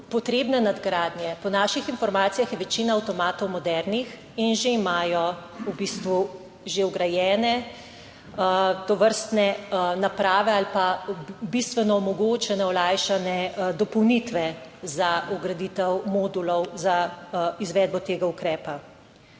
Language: Slovenian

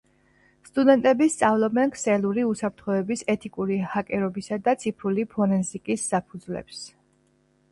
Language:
Georgian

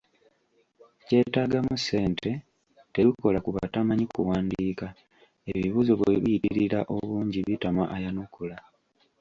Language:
Ganda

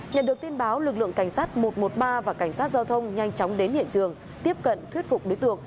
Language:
Vietnamese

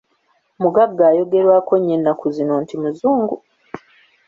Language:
Ganda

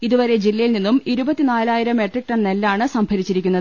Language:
Malayalam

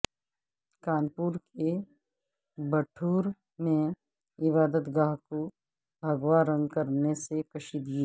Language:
Urdu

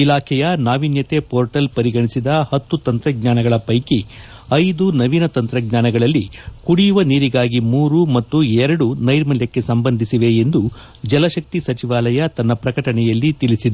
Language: Kannada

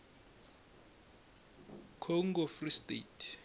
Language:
Tsonga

